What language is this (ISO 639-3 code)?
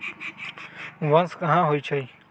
mag